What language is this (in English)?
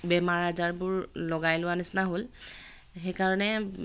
Assamese